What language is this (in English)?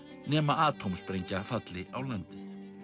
Icelandic